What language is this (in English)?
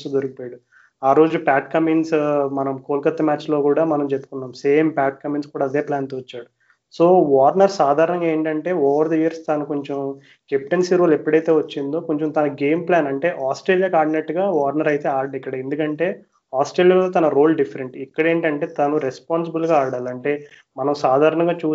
Telugu